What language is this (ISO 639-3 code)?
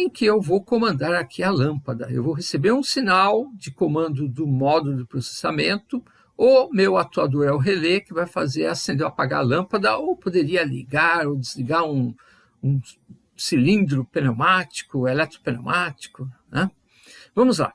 por